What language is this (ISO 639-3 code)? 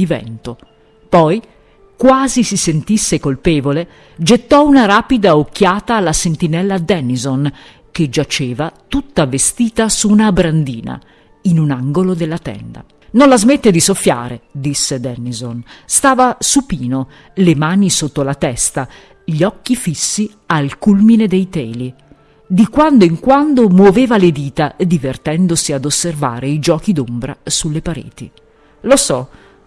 ita